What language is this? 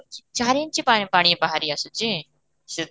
Odia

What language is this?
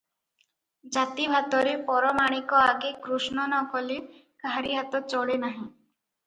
Odia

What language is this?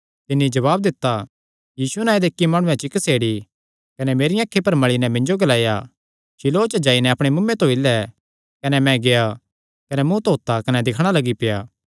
Kangri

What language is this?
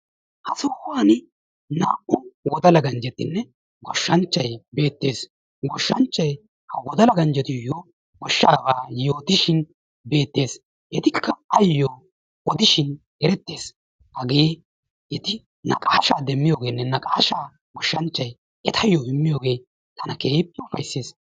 Wolaytta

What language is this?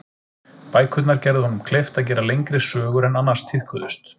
Icelandic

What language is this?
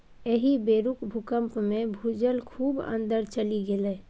Maithili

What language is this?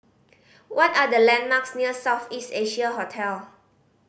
English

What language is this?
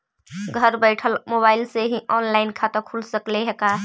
Magahi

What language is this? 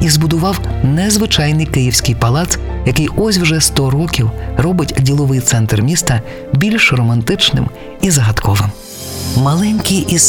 Ukrainian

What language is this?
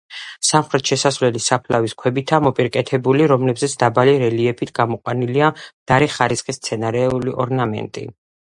Georgian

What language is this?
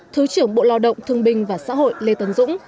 Vietnamese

